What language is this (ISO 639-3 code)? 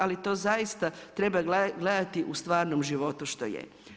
hrv